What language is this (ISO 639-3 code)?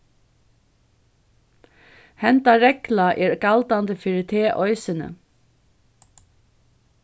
fao